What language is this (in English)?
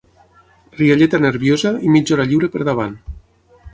Catalan